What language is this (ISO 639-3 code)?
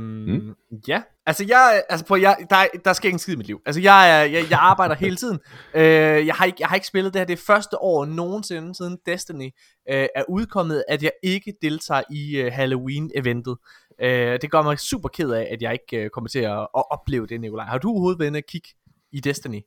dan